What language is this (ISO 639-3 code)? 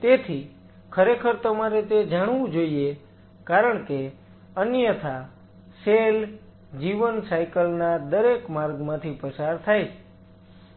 guj